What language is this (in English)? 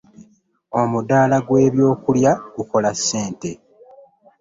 Ganda